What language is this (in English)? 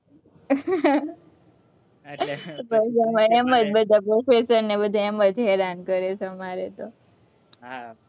Gujarati